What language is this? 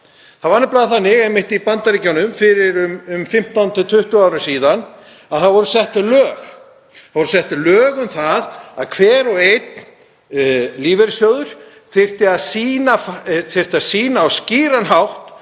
Icelandic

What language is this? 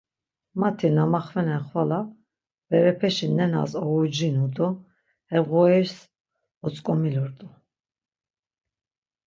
Laz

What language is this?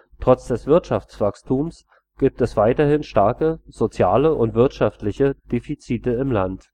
German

